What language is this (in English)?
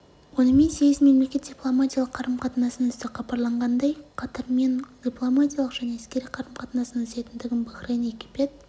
Kazakh